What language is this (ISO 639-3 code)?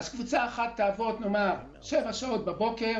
heb